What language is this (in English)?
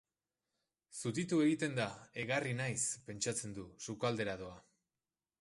Basque